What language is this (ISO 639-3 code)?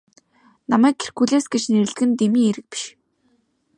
mon